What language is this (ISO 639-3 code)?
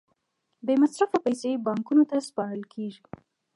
pus